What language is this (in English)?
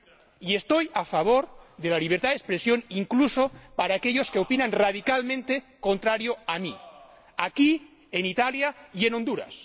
Spanish